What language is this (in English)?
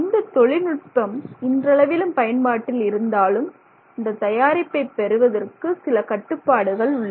Tamil